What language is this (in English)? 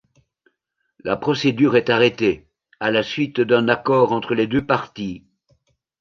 French